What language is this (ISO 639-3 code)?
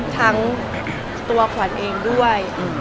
tha